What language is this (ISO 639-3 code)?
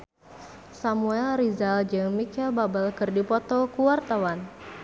sun